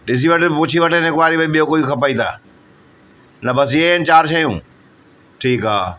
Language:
Sindhi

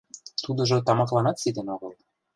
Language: Mari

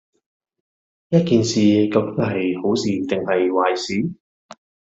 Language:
Cantonese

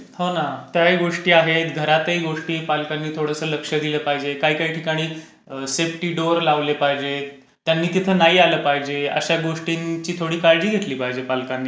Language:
Marathi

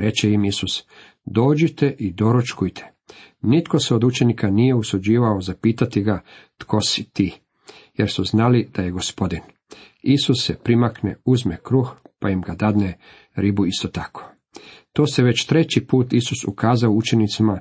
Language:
Croatian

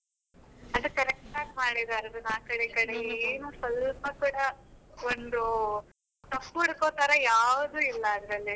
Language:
Kannada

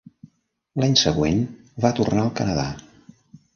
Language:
Catalan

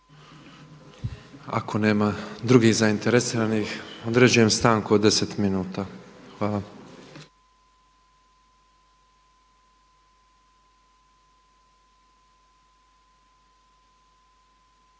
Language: Croatian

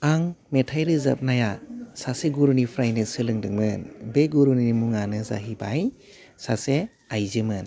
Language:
Bodo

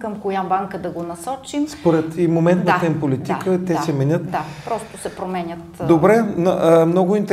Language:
Bulgarian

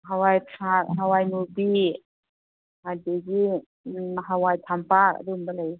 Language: Manipuri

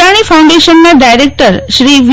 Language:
Gujarati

